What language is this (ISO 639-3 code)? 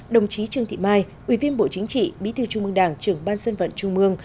vie